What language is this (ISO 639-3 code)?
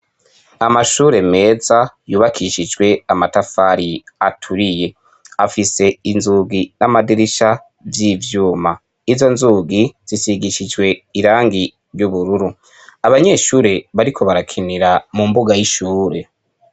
run